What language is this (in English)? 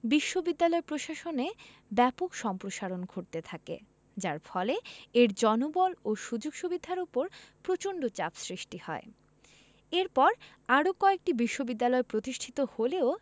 Bangla